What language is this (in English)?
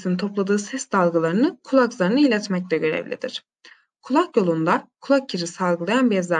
Turkish